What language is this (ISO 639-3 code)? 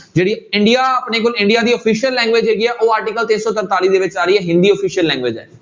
pan